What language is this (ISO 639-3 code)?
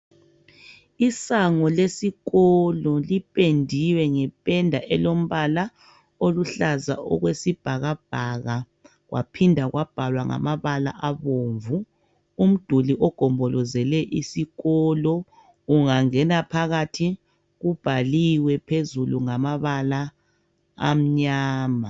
nde